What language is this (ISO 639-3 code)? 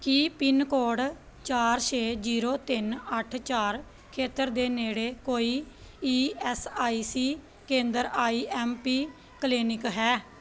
pan